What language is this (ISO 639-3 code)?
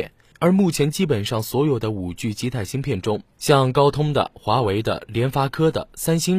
zho